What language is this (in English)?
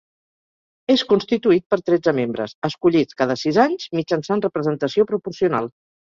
Catalan